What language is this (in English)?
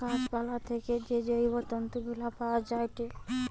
Bangla